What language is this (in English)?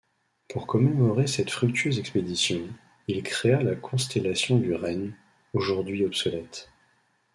French